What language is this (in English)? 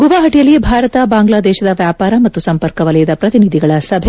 Kannada